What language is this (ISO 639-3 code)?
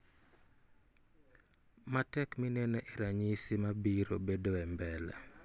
luo